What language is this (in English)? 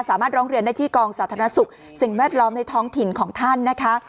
Thai